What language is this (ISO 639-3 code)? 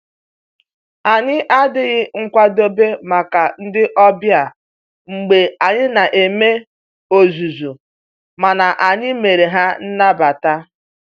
ibo